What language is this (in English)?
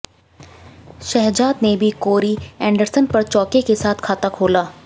Hindi